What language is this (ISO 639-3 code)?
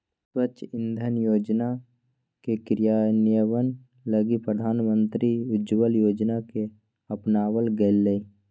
mag